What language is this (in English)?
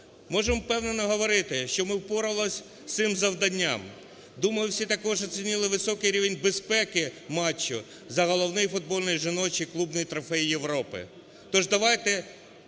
Ukrainian